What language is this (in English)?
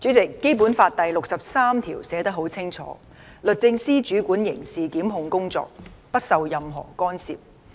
Cantonese